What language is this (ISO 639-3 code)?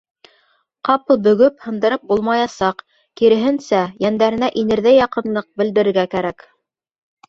bak